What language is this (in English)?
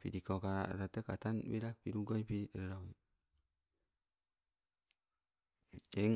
Sibe